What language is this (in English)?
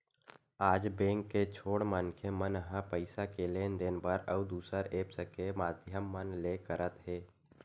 Chhattisgarhi